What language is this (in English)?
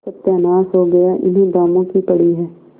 Hindi